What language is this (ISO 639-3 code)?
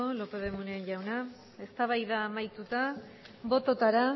eus